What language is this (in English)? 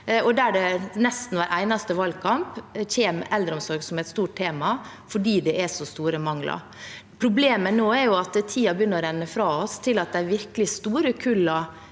Norwegian